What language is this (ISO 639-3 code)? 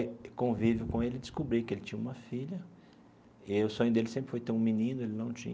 por